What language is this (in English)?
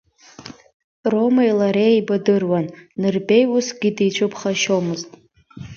Abkhazian